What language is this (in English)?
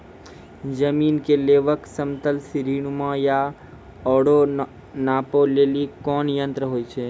Maithili